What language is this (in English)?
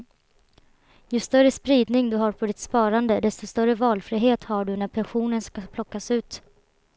Swedish